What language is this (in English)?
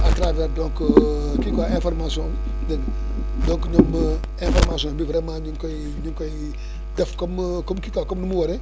Wolof